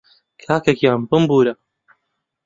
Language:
Central Kurdish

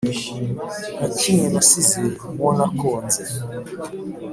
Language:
Kinyarwanda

